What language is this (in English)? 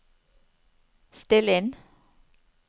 Norwegian